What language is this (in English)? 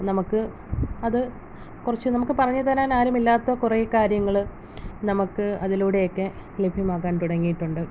Malayalam